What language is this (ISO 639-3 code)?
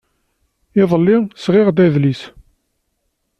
kab